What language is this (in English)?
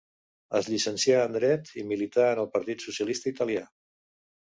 Catalan